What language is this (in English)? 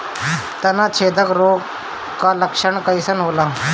Bhojpuri